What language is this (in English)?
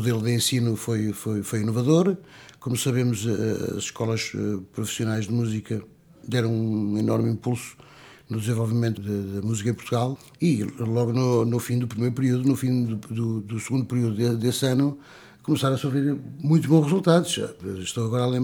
Portuguese